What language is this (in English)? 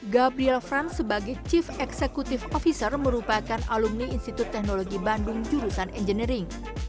Indonesian